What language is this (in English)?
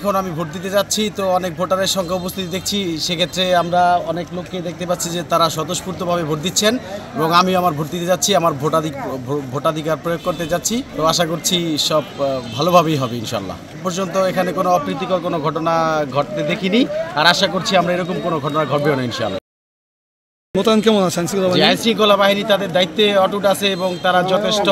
Bangla